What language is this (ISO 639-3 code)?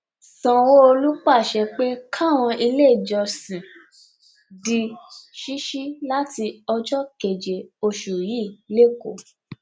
yor